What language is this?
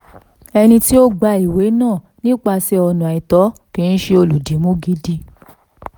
Yoruba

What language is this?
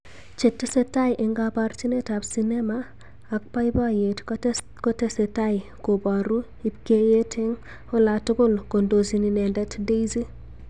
Kalenjin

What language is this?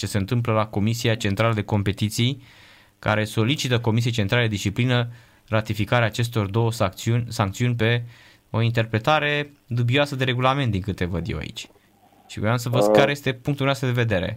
Romanian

